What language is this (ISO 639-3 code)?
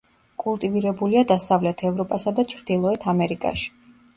kat